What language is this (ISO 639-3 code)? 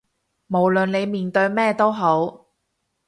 yue